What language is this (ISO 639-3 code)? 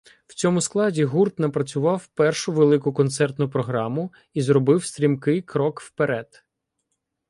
ukr